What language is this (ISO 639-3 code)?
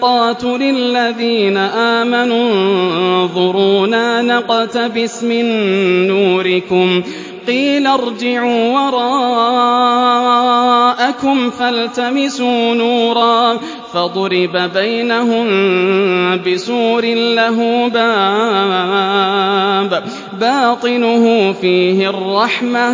ara